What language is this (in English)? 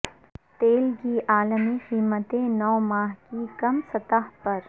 Urdu